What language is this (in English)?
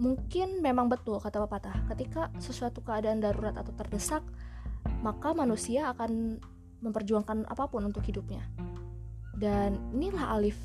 Indonesian